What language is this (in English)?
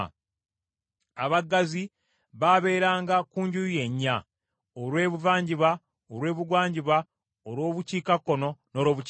Ganda